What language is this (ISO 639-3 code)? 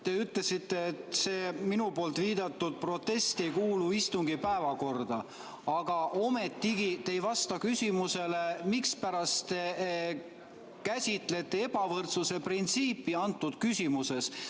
est